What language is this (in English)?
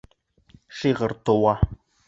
Bashkir